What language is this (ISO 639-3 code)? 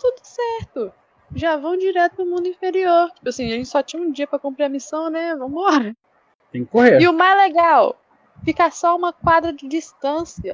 por